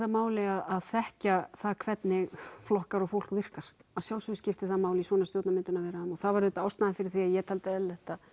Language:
Icelandic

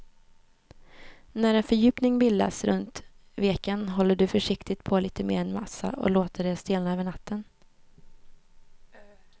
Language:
Swedish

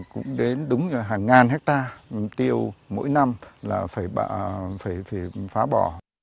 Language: Vietnamese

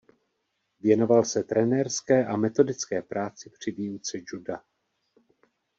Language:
Czech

